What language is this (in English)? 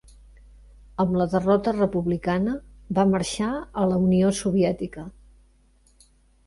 Catalan